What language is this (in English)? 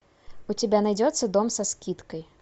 Russian